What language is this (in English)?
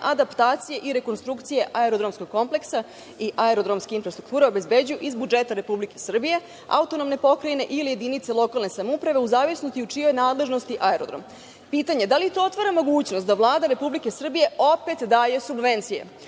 Serbian